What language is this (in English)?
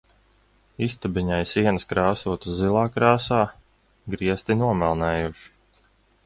Latvian